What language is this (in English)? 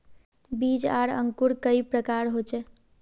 Magahi